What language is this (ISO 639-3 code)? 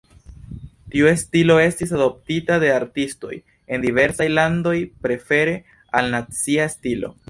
epo